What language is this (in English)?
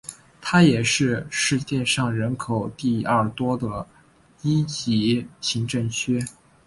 Chinese